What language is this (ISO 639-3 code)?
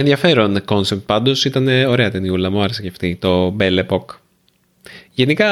ell